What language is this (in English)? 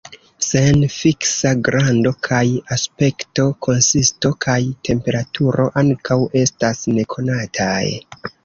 Esperanto